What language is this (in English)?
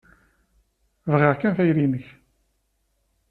Kabyle